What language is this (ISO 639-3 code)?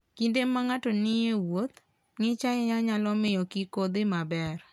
luo